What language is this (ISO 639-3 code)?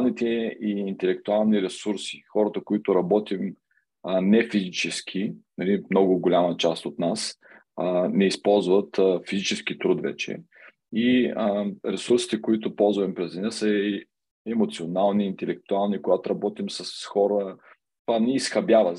bul